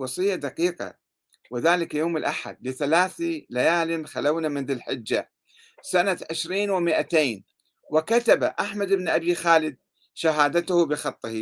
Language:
Arabic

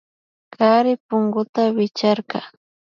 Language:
Imbabura Highland Quichua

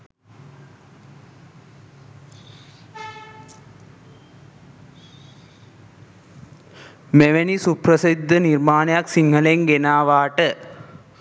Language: Sinhala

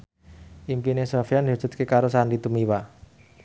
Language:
Javanese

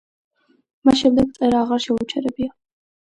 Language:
Georgian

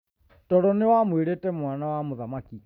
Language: Kikuyu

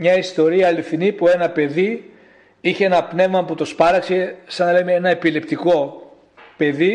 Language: Greek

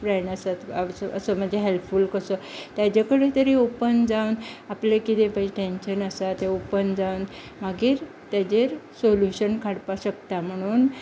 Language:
Konkani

